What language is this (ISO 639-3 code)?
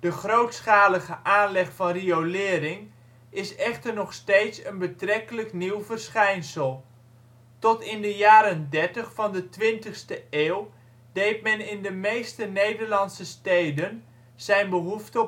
nld